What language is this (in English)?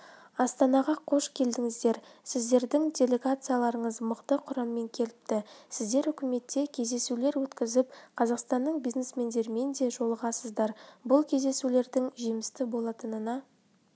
Kazakh